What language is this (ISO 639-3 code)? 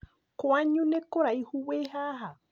kik